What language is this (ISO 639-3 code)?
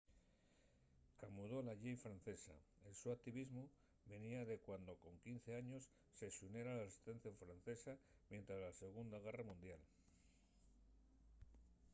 ast